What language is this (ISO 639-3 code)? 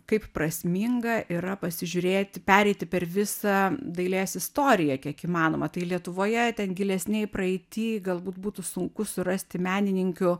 lit